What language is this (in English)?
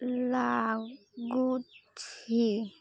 Odia